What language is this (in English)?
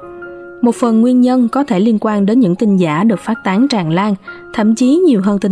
Vietnamese